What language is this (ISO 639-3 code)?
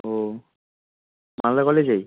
ben